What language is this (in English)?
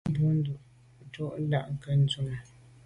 Medumba